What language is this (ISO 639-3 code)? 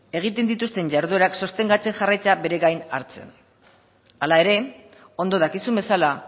eus